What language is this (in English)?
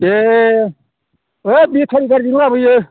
Bodo